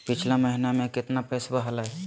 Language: Magahi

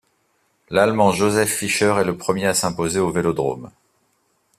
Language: French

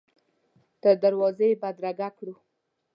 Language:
Pashto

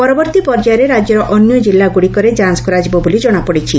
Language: Odia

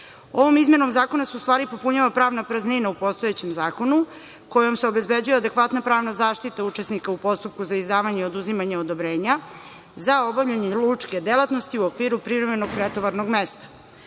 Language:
Serbian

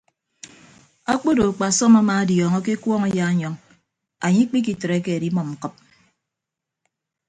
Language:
Ibibio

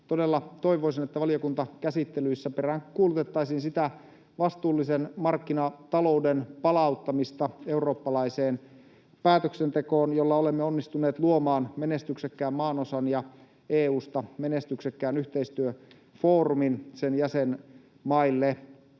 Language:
Finnish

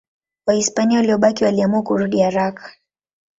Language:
Swahili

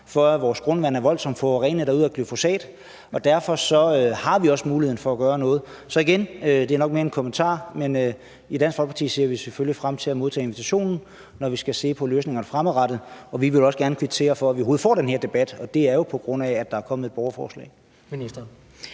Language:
Danish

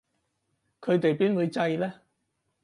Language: Cantonese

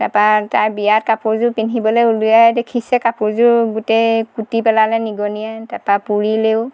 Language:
Assamese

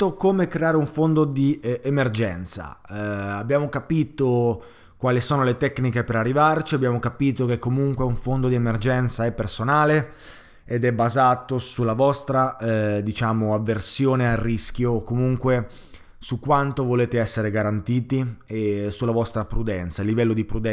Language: Italian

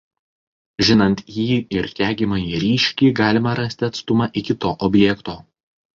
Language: Lithuanian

